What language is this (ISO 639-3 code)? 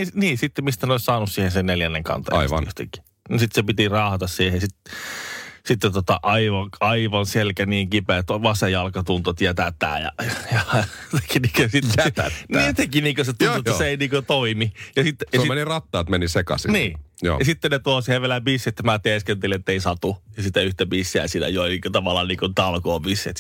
fin